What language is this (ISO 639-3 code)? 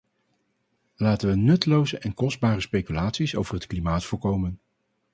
nld